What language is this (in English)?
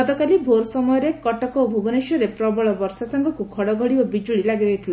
Odia